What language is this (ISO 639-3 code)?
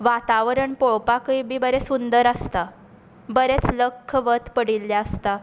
kok